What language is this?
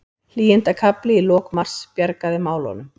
Icelandic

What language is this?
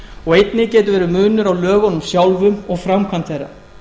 Icelandic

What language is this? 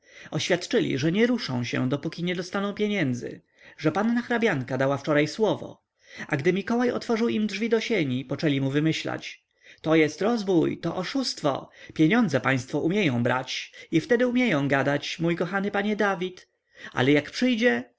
Polish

